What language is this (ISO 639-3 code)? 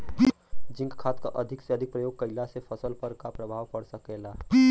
bho